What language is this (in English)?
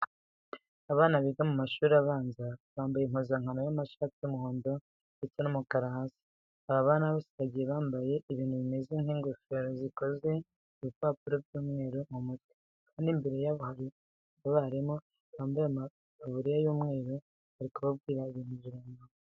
Kinyarwanda